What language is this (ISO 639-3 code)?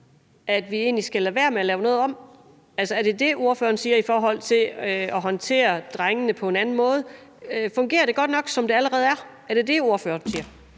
dan